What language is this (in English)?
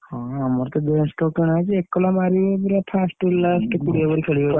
Odia